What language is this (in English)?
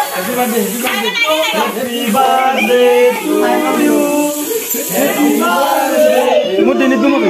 Arabic